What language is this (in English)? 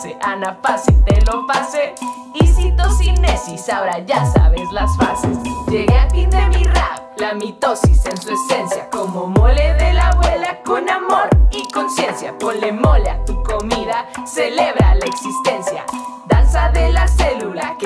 Spanish